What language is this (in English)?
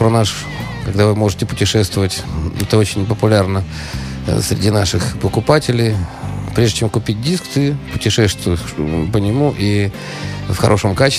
Russian